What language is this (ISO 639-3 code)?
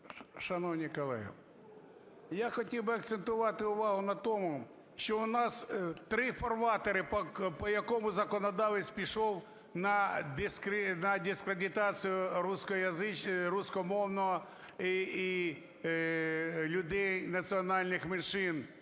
ukr